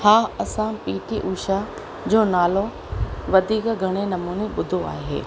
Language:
Sindhi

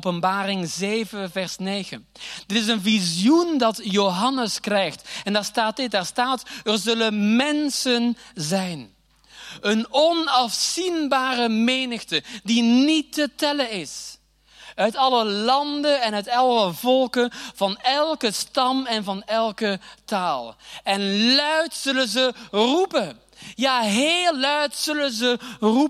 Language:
Dutch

